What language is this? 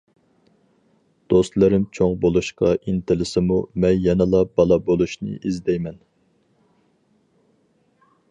Uyghur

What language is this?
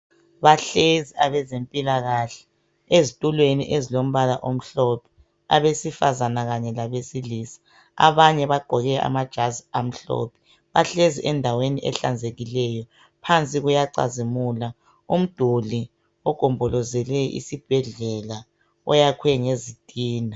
North Ndebele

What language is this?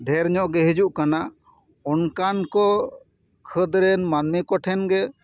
Santali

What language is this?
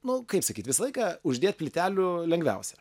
Lithuanian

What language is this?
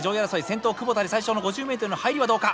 Japanese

